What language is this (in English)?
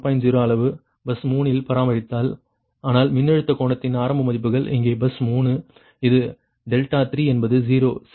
Tamil